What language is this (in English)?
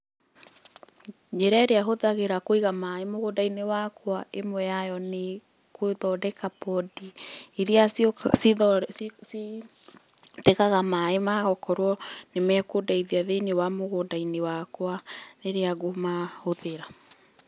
Kikuyu